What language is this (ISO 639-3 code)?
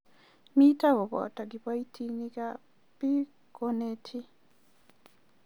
kln